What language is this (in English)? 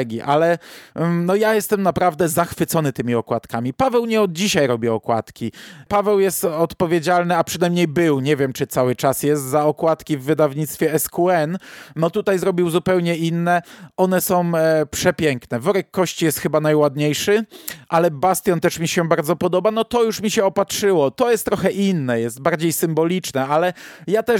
Polish